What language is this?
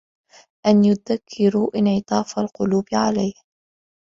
Arabic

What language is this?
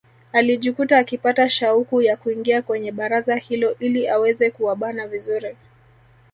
Swahili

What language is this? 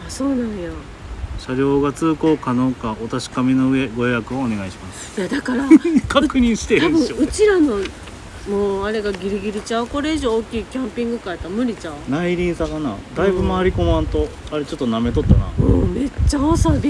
Japanese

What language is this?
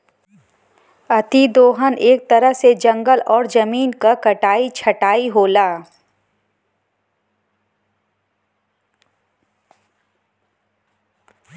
Bhojpuri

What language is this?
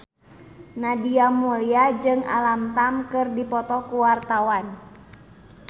Sundanese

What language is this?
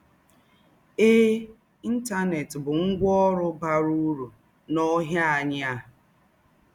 Igbo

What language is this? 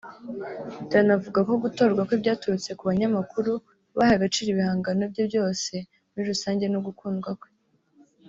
Kinyarwanda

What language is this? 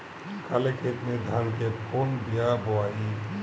Bhojpuri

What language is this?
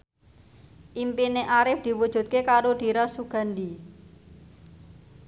Javanese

